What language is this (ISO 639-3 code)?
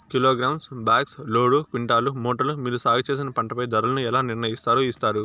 tel